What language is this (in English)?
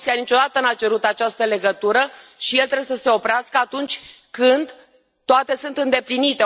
Romanian